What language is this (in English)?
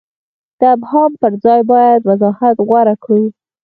Pashto